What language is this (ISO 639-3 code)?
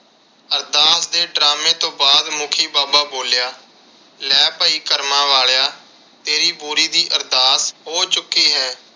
pan